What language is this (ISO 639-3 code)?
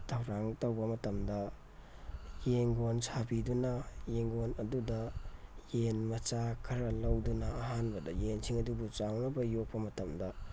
mni